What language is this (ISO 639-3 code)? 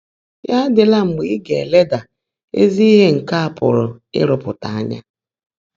ibo